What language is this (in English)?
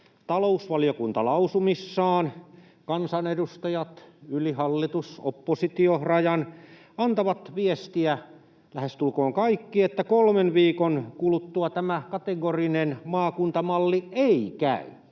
Finnish